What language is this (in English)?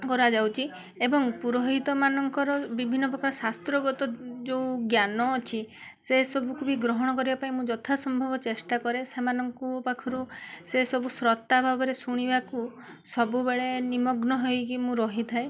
Odia